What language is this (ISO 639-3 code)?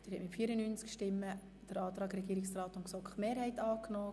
gsw